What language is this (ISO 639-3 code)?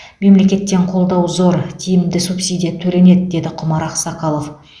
kaz